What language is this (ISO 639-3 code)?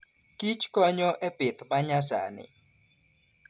luo